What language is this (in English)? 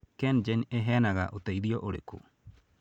Kikuyu